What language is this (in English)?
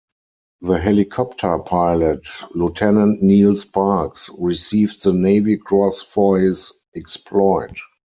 English